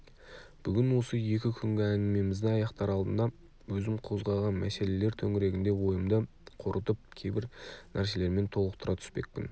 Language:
Kazakh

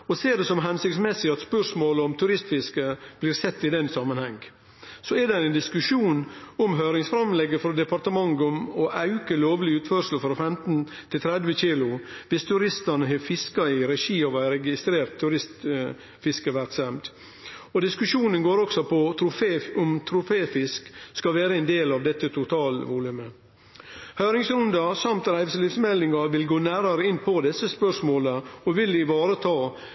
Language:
Norwegian Nynorsk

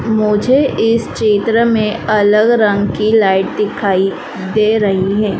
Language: Hindi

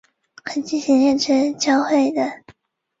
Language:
Chinese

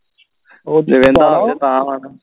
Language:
Punjabi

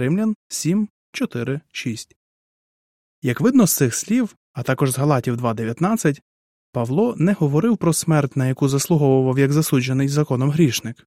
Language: Ukrainian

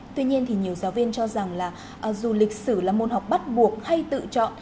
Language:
Vietnamese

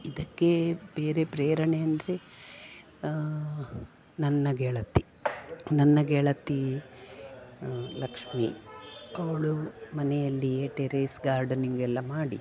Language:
Kannada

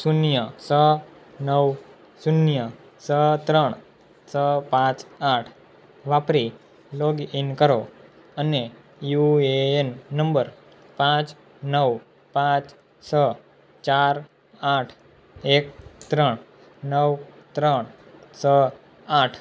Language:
Gujarati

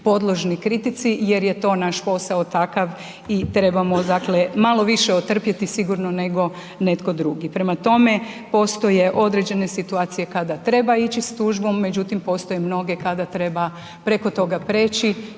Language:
Croatian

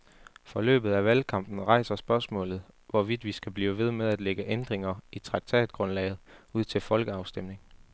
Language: Danish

